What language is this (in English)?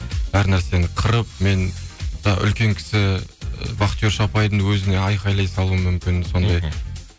Kazakh